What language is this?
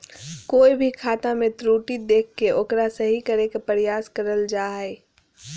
Magahi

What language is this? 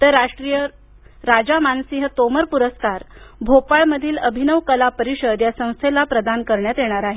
Marathi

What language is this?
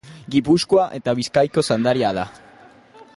Basque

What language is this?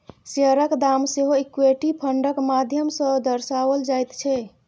Maithili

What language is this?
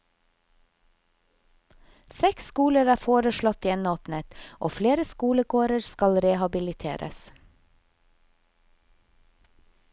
Norwegian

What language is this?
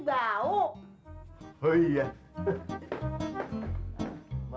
Indonesian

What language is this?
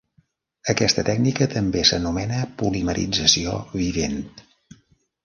Catalan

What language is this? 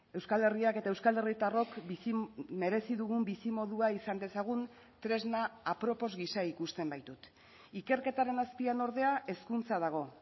Basque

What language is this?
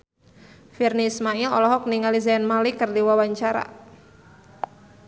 Sundanese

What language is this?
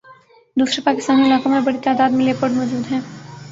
Urdu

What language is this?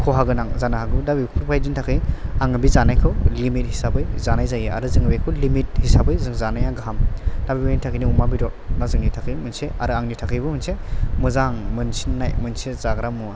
Bodo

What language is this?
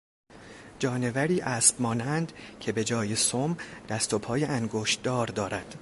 Persian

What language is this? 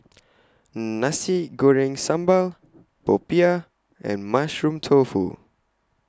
English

